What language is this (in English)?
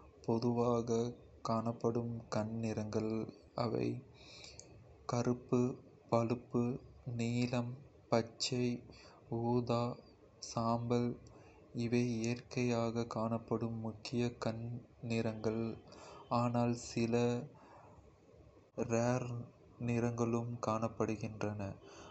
Kota (India)